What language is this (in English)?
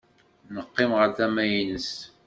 Kabyle